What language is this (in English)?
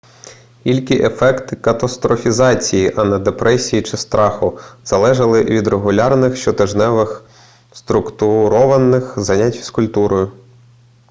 Ukrainian